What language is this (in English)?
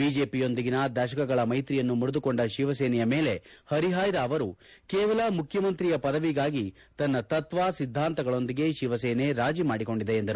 Kannada